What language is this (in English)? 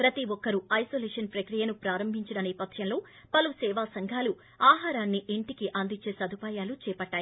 Telugu